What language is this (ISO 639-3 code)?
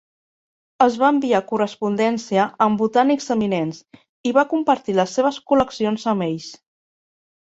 cat